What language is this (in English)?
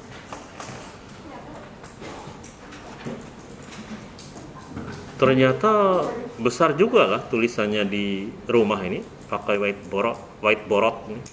Indonesian